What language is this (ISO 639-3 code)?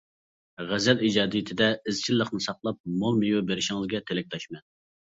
uig